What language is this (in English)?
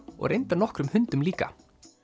Icelandic